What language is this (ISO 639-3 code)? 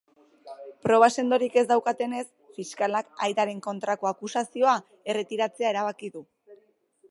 eus